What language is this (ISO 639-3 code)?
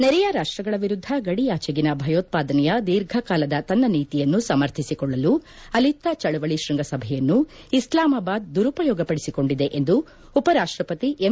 kan